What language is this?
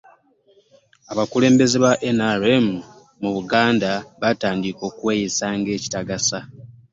Ganda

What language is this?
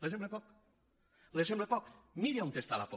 Catalan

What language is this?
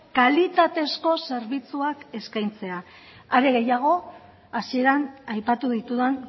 Basque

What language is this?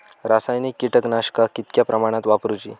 Marathi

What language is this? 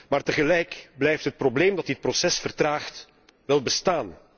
Dutch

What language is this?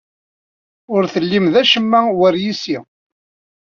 Kabyle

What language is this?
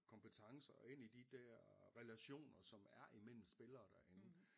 Danish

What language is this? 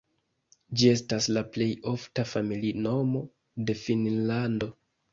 Esperanto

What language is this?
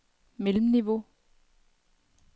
Danish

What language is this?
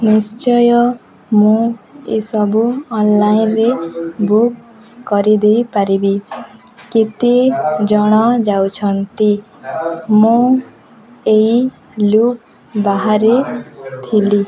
Odia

